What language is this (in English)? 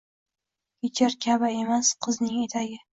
Uzbek